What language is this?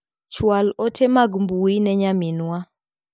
Luo (Kenya and Tanzania)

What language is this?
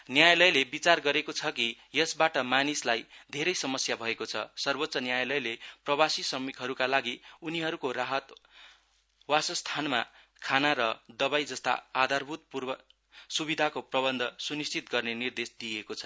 Nepali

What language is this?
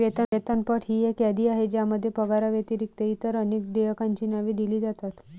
Marathi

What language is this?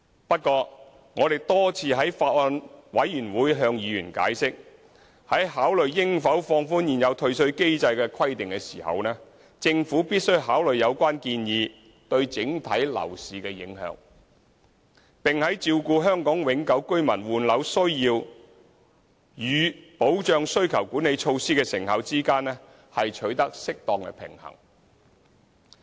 Cantonese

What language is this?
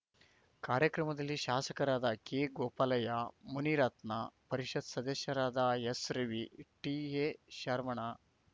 Kannada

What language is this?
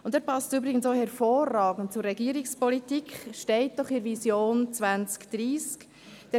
Swiss German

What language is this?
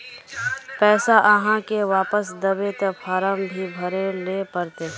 Magahi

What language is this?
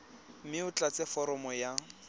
Tswana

